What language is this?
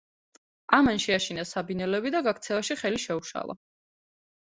Georgian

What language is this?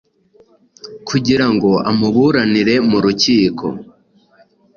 Kinyarwanda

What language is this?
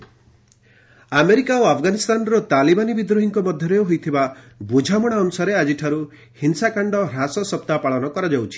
Odia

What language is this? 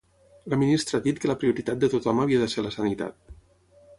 Catalan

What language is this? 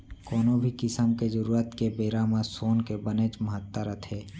Chhattisgarhi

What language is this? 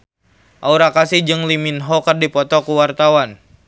Sundanese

